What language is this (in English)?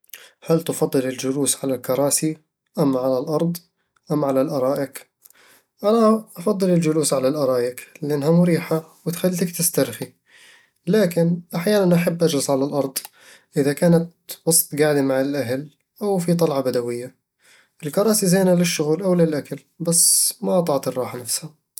Eastern Egyptian Bedawi Arabic